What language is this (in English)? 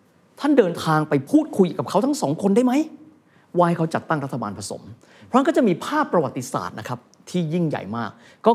Thai